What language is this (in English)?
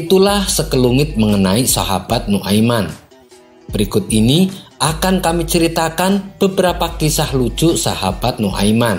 Indonesian